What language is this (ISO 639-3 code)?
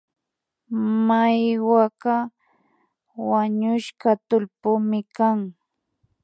qvi